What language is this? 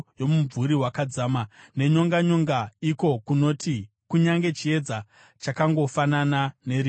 Shona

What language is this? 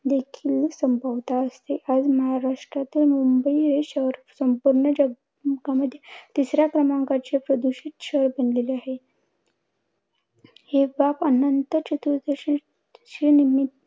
Marathi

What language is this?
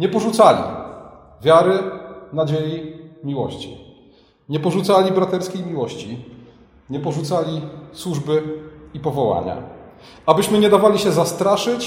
Polish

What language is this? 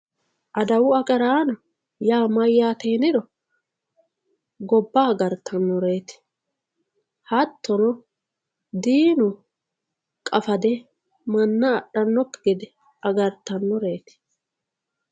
Sidamo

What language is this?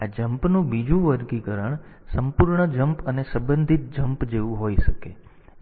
Gujarati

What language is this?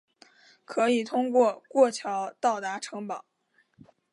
Chinese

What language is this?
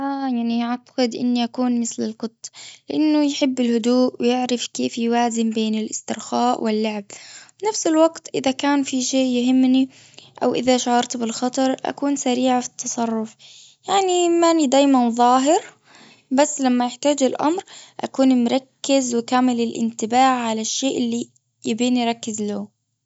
Gulf Arabic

